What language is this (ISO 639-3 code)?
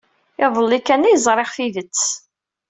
kab